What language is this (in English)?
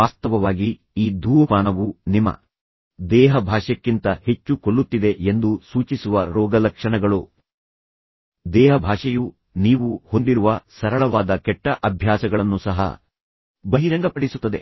Kannada